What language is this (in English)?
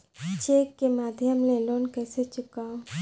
Chhattisgarhi